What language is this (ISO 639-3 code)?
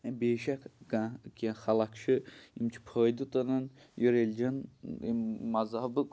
kas